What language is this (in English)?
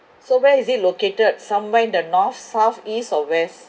English